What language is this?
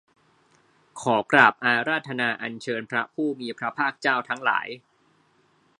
Thai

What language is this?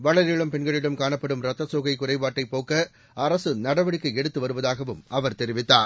Tamil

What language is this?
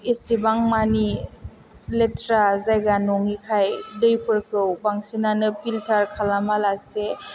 Bodo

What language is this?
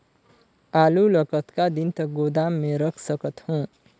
Chhattisgarhi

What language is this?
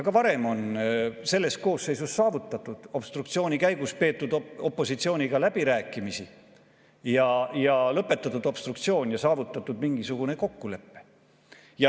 Estonian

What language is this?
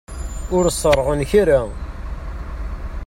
Kabyle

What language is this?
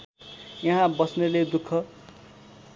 Nepali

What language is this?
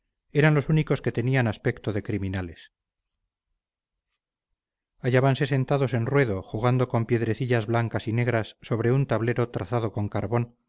Spanish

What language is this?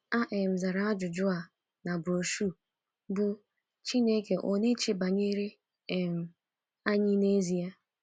Igbo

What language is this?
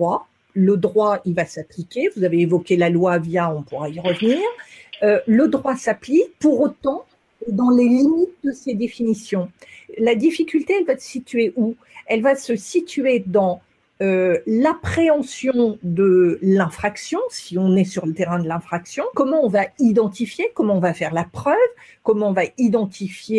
French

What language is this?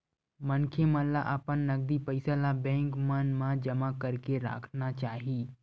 Chhattisgarhi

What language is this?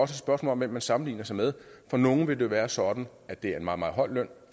Danish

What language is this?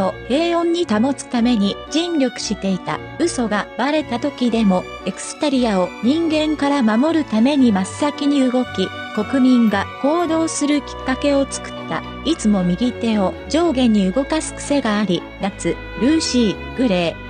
Japanese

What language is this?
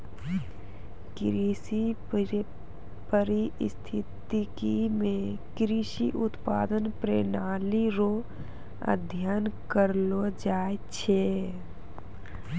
Maithili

